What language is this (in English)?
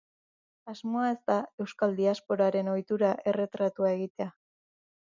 Basque